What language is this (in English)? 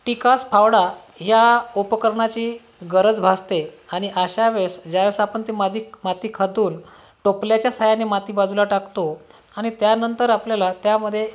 Marathi